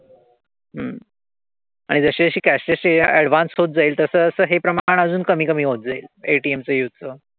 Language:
Marathi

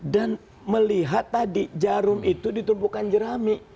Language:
Indonesian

